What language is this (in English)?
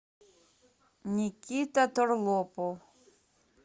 Russian